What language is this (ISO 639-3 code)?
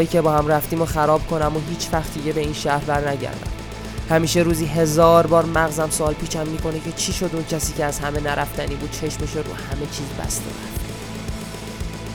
fas